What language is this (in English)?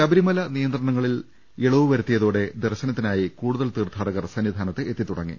Malayalam